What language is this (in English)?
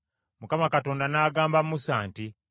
Ganda